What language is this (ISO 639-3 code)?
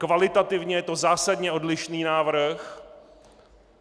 ces